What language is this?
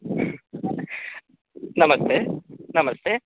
Sanskrit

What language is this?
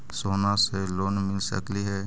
Magahi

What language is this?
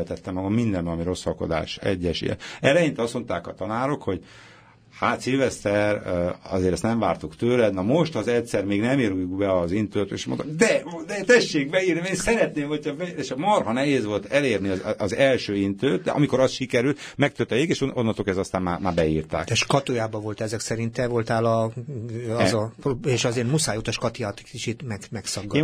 Hungarian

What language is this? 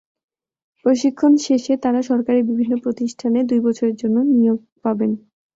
Bangla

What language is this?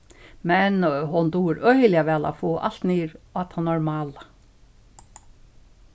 Faroese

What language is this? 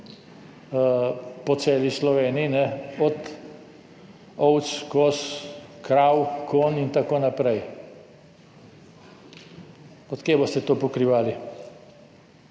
Slovenian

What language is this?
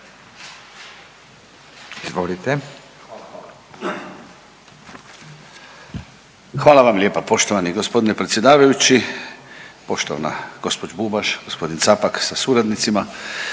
Croatian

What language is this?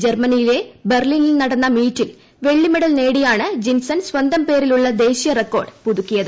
Malayalam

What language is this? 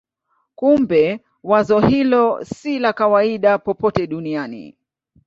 Swahili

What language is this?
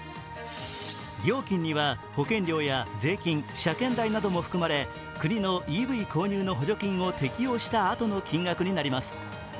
Japanese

